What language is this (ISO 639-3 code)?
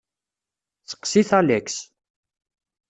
kab